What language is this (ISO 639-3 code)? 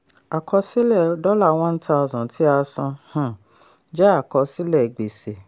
yor